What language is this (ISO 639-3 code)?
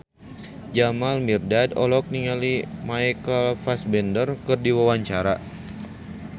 sun